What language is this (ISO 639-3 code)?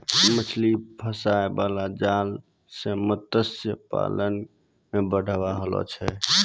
mai